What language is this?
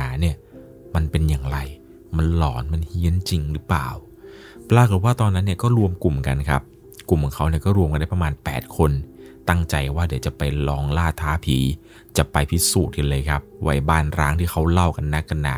Thai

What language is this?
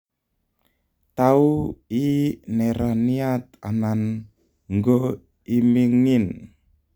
Kalenjin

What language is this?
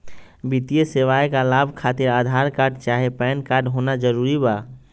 Magahi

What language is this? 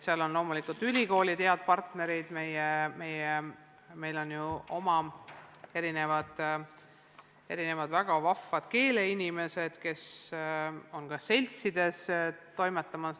Estonian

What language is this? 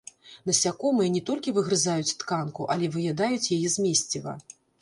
Belarusian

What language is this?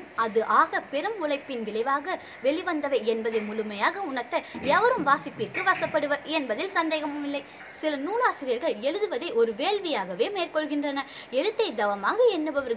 Tamil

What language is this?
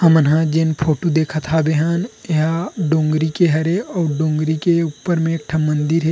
Chhattisgarhi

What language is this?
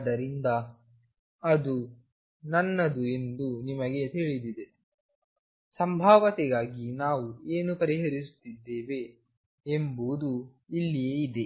Kannada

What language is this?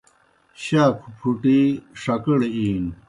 Kohistani Shina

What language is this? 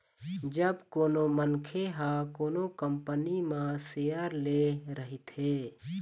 Chhattisgarhi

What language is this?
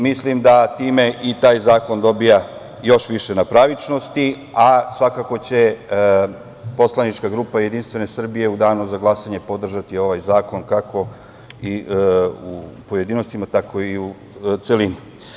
Serbian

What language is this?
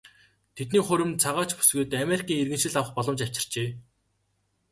Mongolian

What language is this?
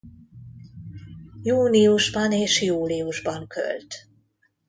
Hungarian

